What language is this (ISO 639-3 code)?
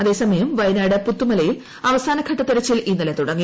mal